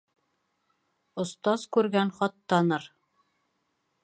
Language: Bashkir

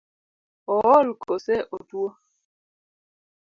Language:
Luo (Kenya and Tanzania)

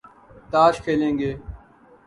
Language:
Urdu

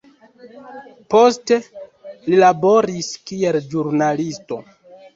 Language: Esperanto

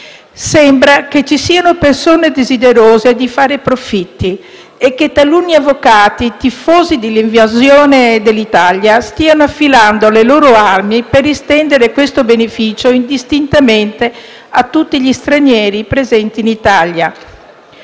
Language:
Italian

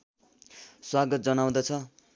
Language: Nepali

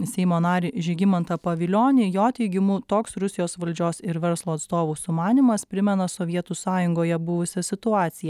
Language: Lithuanian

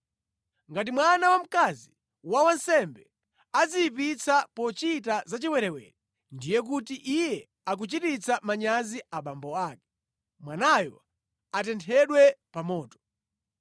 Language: Nyanja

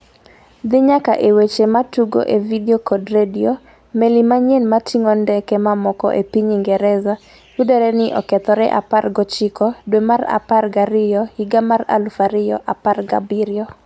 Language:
Luo (Kenya and Tanzania)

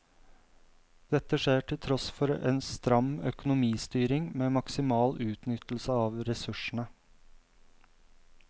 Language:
Norwegian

